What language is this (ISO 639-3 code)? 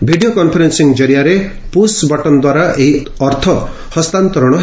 ori